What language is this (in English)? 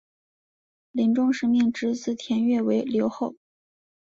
Chinese